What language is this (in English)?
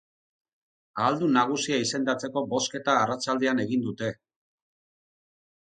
Basque